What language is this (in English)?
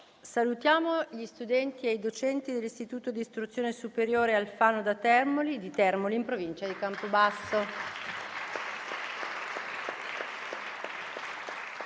Italian